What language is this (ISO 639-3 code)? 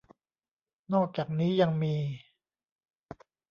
tha